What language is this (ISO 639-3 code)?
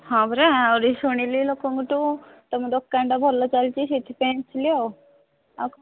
ori